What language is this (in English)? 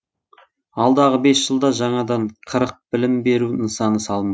Kazakh